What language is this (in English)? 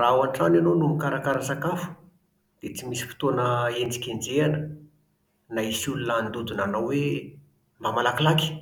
Malagasy